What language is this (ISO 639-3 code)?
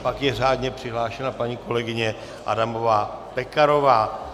ces